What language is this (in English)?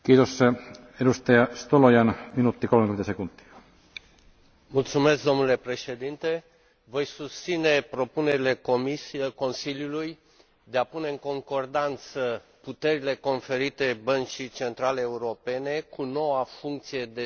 Romanian